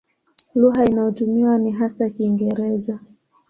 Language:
Swahili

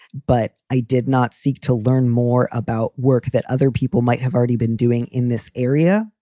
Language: English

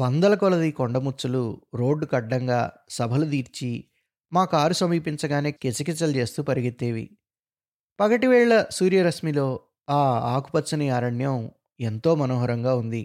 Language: Telugu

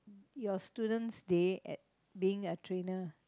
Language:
English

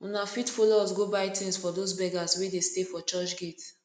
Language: Nigerian Pidgin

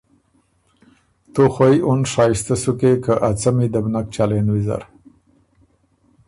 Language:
Ormuri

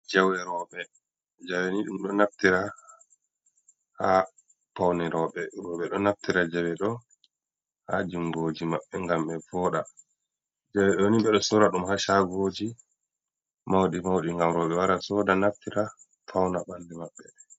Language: Fula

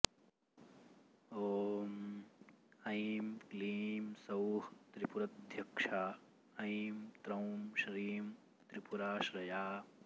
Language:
Sanskrit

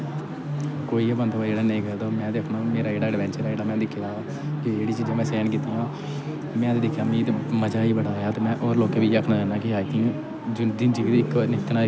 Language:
Dogri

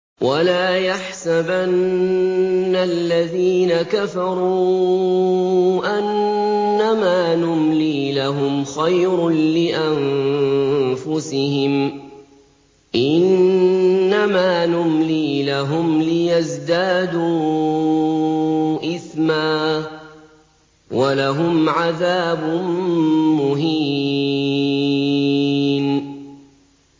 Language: Arabic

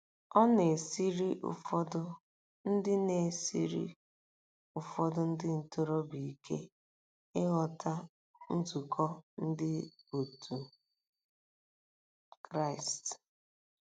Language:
Igbo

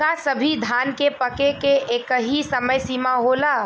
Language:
Bhojpuri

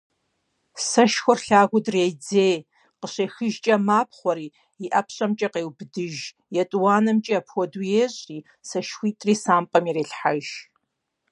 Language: Kabardian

